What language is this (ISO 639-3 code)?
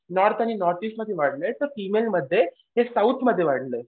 mar